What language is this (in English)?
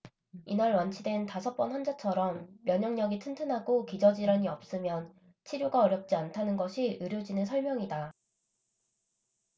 Korean